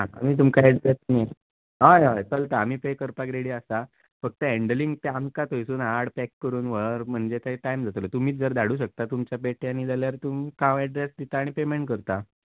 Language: Konkani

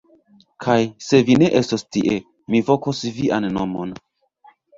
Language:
Esperanto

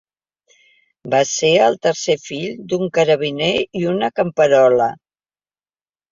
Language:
Catalan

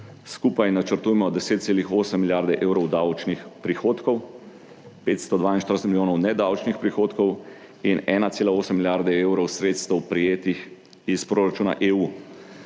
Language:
Slovenian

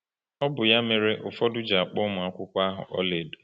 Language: Igbo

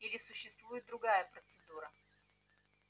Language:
Russian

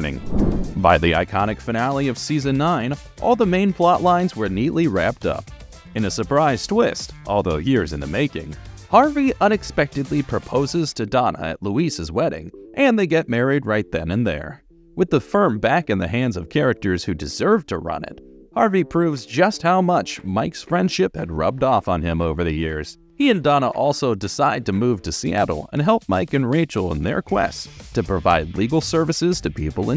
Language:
English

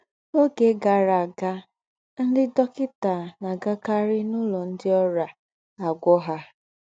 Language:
Igbo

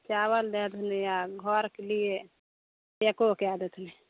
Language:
Maithili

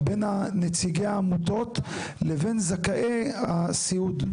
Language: Hebrew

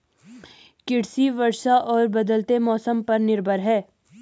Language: Hindi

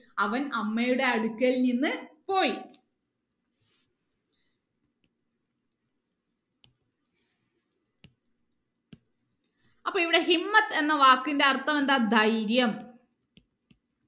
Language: Malayalam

